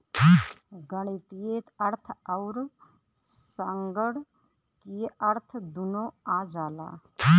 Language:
Bhojpuri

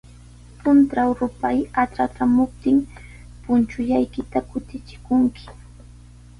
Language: Sihuas Ancash Quechua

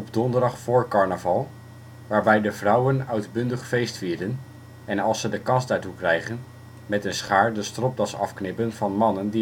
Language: Dutch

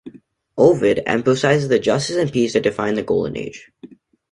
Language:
English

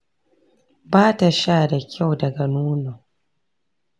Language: Hausa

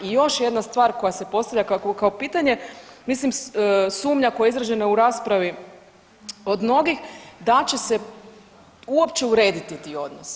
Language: Croatian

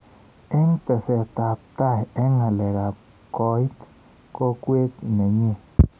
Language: Kalenjin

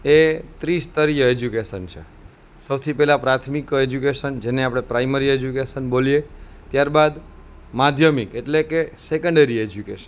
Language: Gujarati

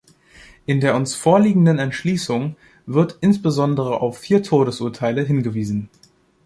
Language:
German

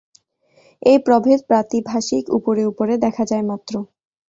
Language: Bangla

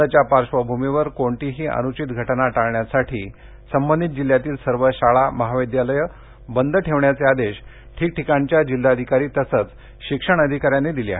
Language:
Marathi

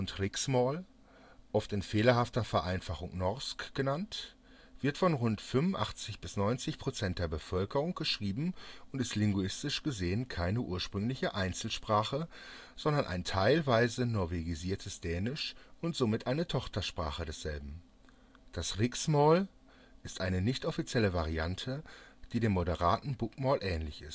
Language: German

